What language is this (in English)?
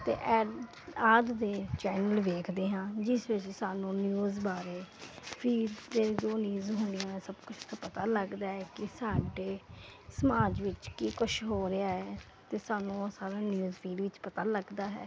Punjabi